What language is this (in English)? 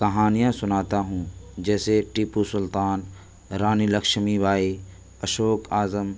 Urdu